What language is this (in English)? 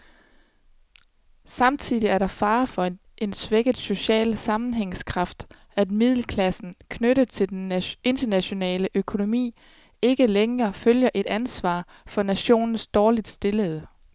Danish